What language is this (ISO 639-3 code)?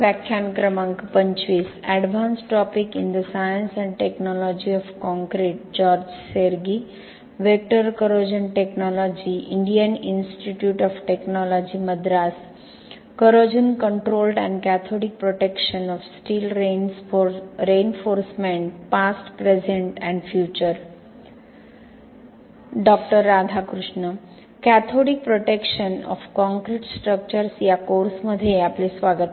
mar